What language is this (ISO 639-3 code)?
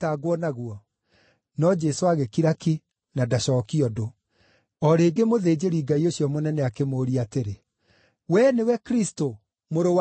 kik